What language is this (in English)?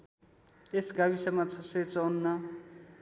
Nepali